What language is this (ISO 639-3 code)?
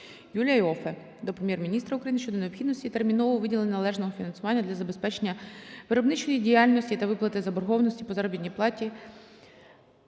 ukr